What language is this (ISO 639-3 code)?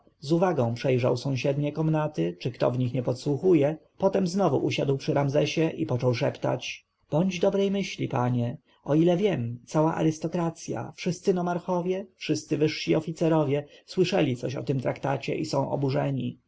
pol